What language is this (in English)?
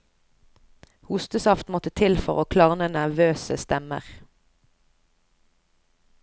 Norwegian